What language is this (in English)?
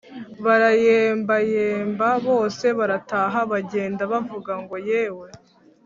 Kinyarwanda